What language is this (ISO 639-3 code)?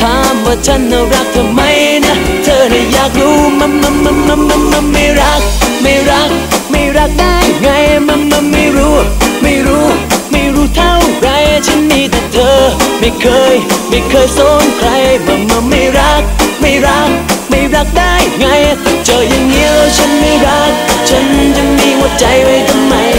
tha